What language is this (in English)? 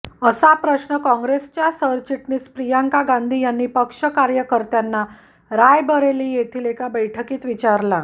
Marathi